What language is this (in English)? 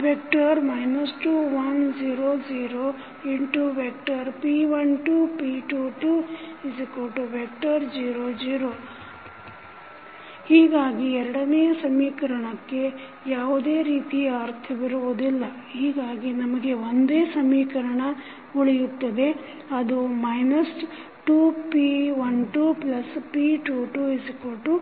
Kannada